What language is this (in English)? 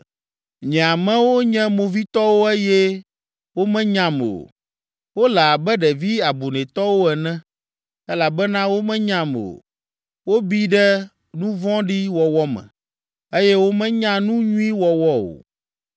Ewe